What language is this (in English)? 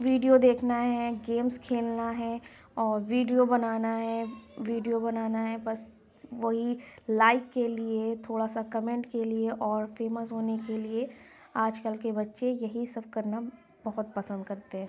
Urdu